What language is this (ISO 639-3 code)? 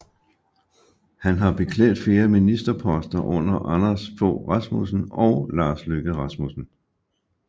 dan